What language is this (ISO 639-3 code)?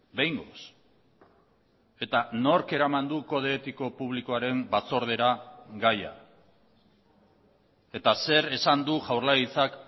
eus